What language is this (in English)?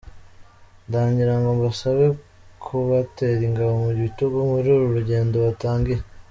Kinyarwanda